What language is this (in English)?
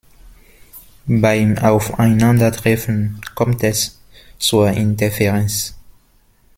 German